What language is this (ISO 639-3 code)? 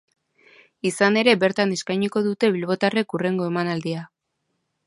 eus